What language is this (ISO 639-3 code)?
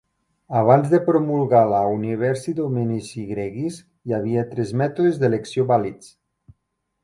cat